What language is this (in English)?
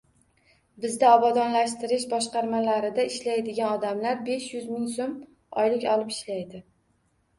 Uzbek